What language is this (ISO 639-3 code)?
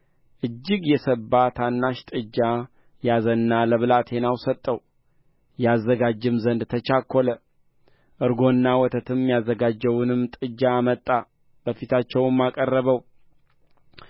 amh